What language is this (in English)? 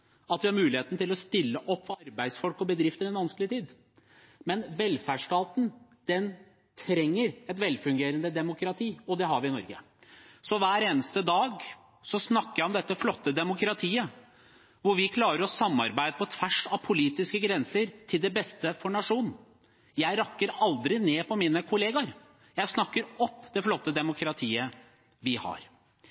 Norwegian Bokmål